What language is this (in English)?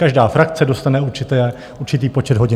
Czech